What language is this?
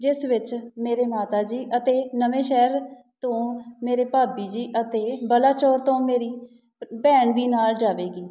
Punjabi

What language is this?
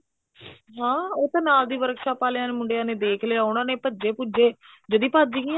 Punjabi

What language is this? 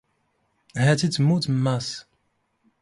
Standard Moroccan Tamazight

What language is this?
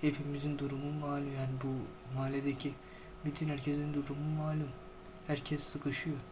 Turkish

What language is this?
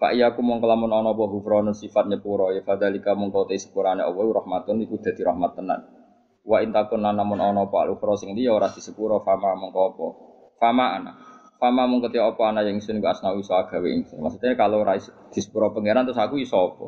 Indonesian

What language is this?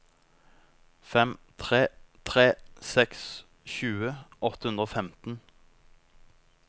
Norwegian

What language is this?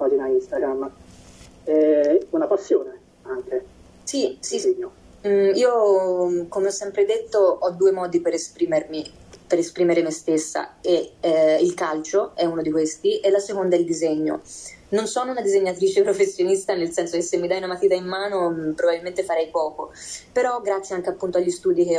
Italian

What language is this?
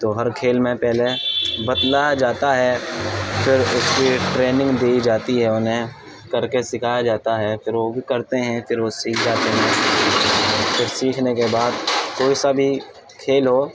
Urdu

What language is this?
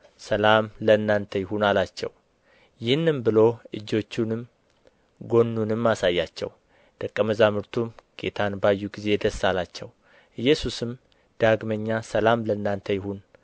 Amharic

